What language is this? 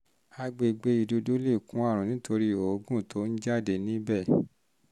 Yoruba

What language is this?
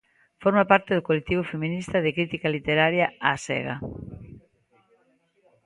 Galician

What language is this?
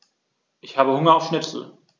German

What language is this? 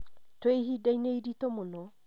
Kikuyu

